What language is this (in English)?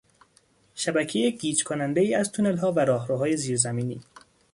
Persian